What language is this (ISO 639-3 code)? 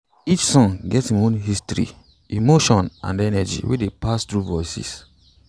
pcm